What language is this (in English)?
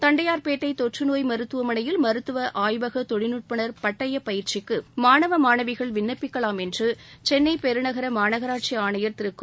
Tamil